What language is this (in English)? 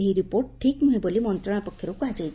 Odia